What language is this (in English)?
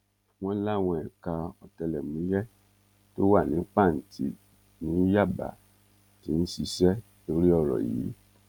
Yoruba